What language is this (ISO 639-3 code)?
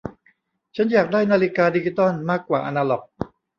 tha